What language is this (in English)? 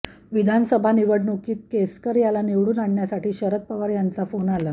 Marathi